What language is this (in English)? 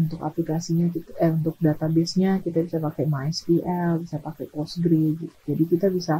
Indonesian